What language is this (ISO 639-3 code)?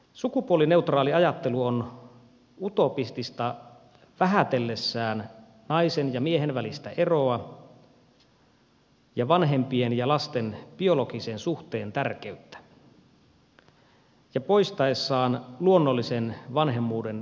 fin